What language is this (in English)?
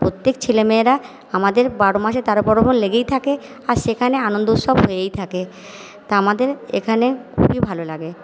Bangla